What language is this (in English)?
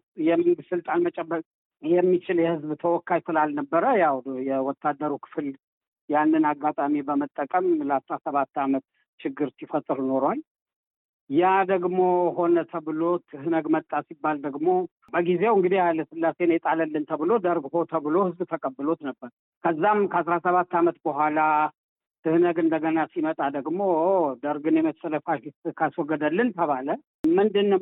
Amharic